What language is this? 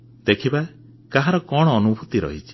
Odia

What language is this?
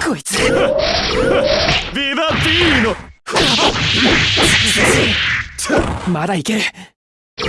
Japanese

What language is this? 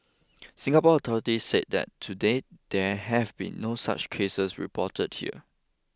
English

